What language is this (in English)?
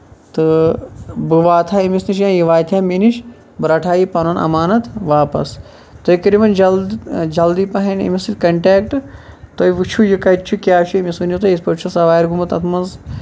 Kashmiri